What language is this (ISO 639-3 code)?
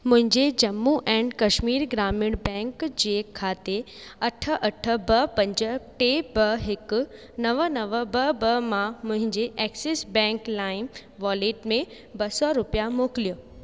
snd